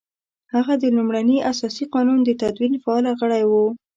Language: Pashto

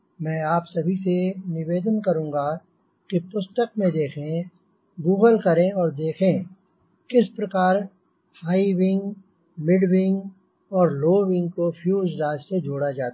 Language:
Hindi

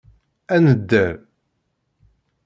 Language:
Kabyle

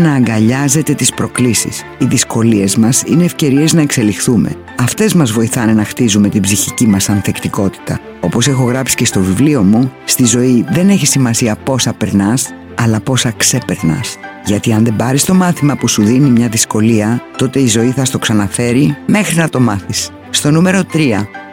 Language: Greek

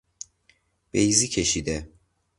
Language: Persian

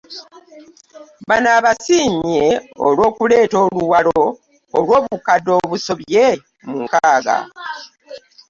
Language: Ganda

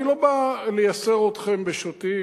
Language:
Hebrew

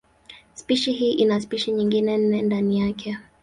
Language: Swahili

